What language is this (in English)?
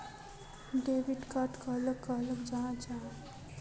Magahi